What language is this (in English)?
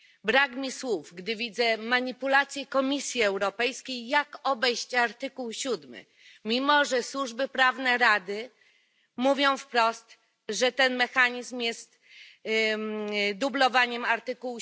Polish